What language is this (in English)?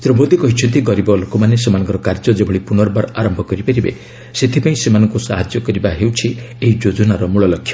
Odia